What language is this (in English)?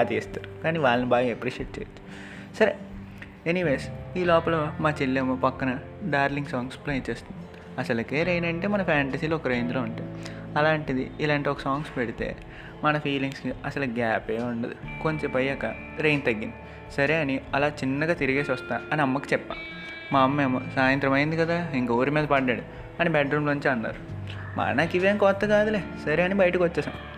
Telugu